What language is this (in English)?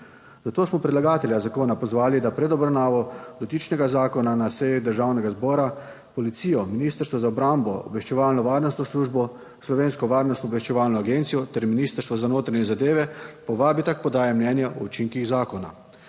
Slovenian